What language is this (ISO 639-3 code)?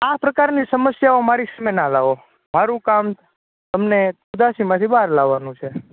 guj